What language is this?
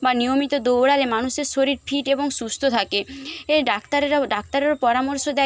Bangla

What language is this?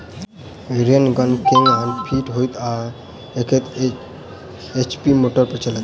Maithili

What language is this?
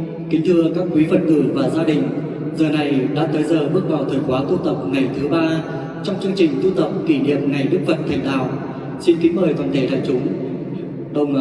Vietnamese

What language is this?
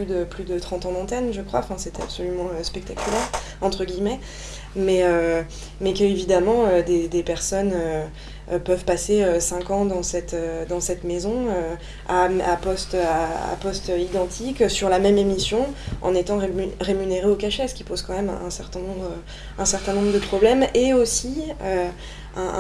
French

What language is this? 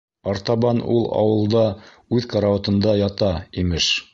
Bashkir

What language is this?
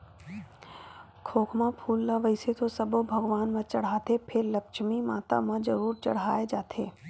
Chhattisgarhi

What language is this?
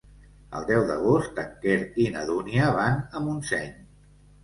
Catalan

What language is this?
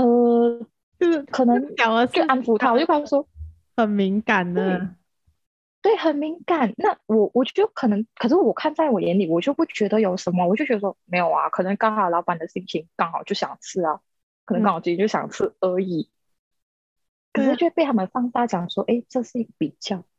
Chinese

